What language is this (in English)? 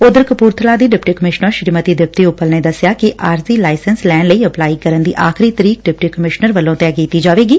Punjabi